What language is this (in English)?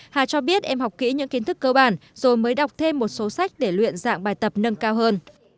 Vietnamese